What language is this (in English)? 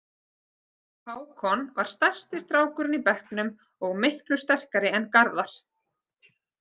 Icelandic